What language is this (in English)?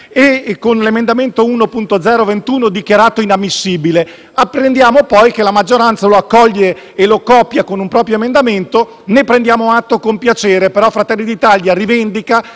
Italian